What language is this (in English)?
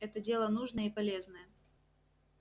Russian